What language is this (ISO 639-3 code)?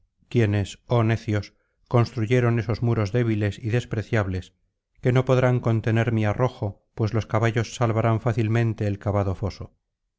spa